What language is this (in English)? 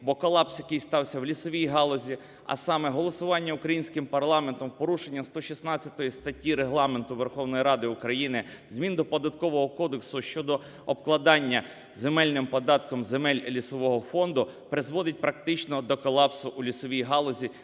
Ukrainian